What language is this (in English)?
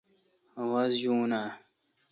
Kalkoti